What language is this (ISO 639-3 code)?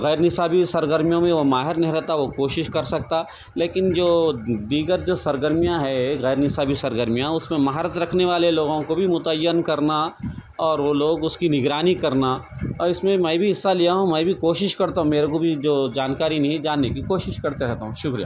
urd